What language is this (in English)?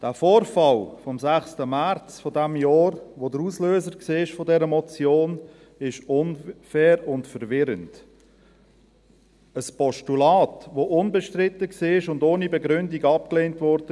Swiss German